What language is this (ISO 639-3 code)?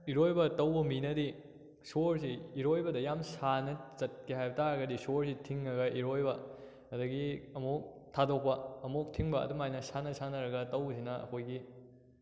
mni